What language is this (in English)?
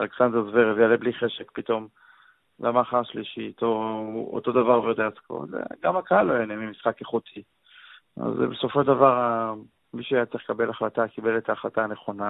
Hebrew